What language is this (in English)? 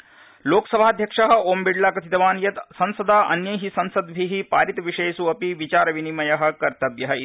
Sanskrit